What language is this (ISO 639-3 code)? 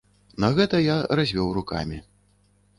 bel